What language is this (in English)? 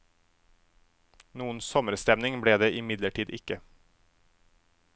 Norwegian